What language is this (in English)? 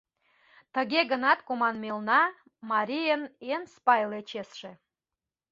Mari